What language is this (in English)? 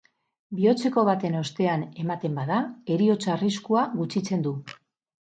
Basque